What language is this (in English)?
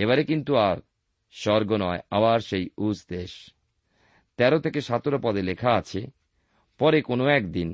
Bangla